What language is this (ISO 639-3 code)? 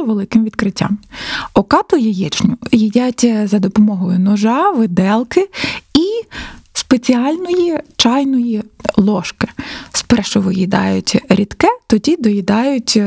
ukr